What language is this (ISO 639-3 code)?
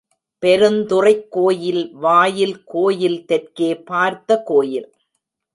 tam